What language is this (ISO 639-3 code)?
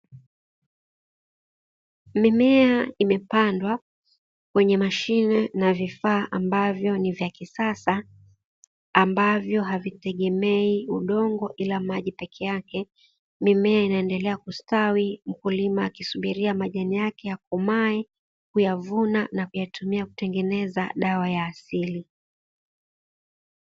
swa